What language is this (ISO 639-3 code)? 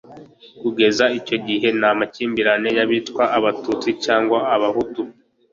kin